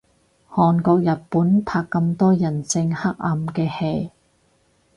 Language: Cantonese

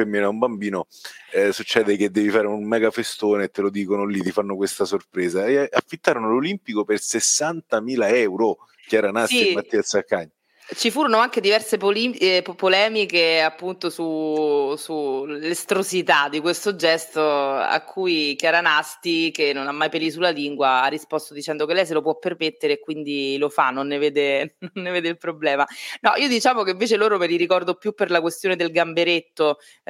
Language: Italian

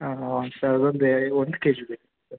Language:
Kannada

